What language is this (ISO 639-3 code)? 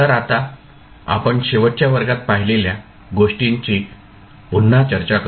mar